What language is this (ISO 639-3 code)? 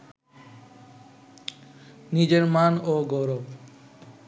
ben